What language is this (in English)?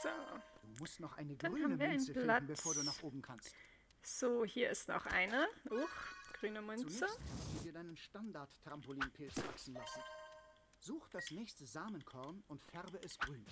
German